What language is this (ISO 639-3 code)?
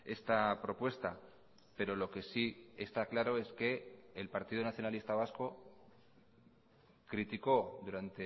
spa